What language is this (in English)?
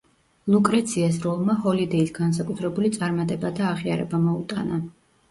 Georgian